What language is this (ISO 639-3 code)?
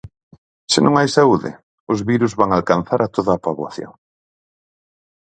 glg